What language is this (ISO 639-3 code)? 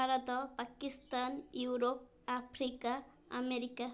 ori